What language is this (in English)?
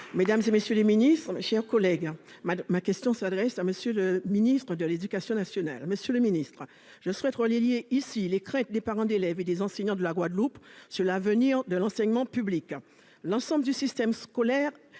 French